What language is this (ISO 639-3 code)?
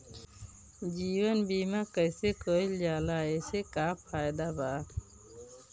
bho